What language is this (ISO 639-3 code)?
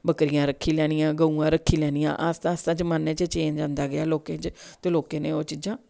doi